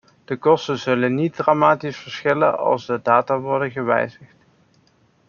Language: Dutch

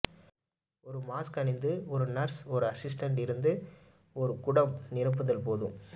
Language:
Tamil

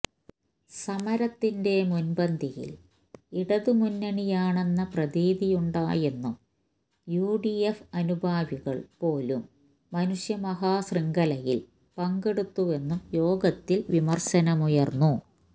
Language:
Malayalam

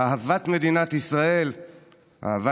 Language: Hebrew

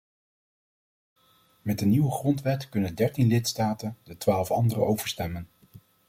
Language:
Dutch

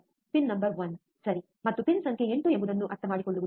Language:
Kannada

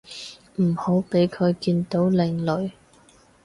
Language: Cantonese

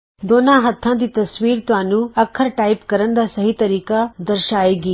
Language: Punjabi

